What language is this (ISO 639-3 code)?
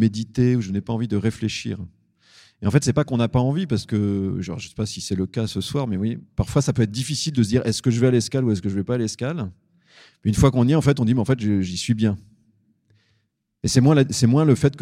fra